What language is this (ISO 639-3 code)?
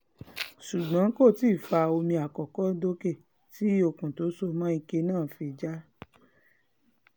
yor